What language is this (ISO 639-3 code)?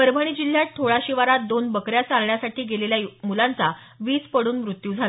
mar